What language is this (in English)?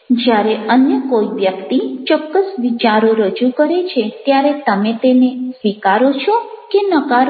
Gujarati